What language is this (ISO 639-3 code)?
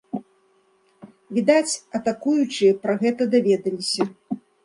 bel